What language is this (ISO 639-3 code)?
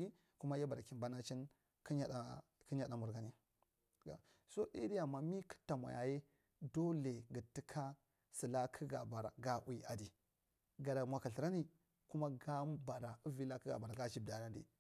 mrt